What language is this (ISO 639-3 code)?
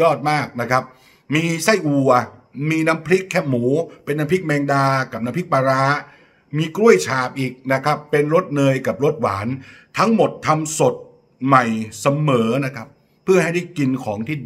tha